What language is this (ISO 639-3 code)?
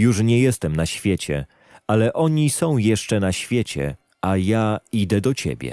pol